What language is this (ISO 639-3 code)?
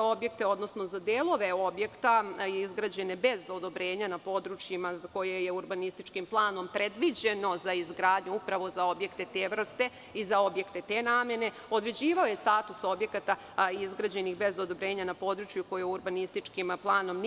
srp